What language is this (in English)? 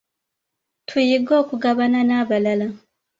Ganda